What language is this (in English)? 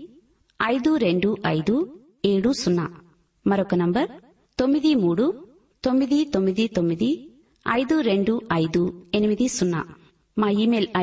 Telugu